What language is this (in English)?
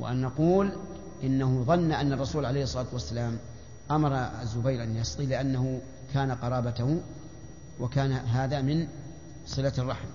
Arabic